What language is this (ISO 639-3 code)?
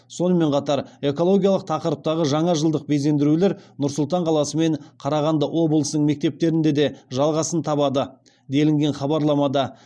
kaz